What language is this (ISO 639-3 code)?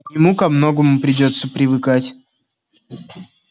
rus